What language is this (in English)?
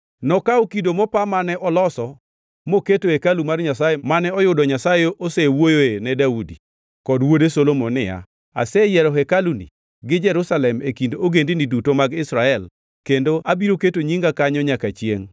Luo (Kenya and Tanzania)